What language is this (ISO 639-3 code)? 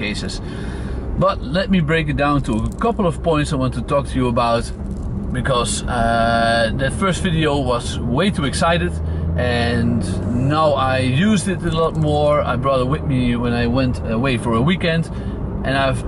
eng